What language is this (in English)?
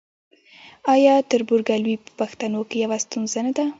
Pashto